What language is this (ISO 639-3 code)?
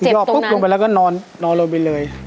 tha